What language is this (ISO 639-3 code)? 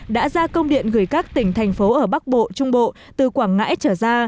vie